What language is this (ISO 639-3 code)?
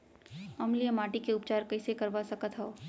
hne